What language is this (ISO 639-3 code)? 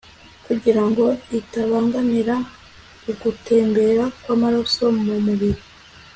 kin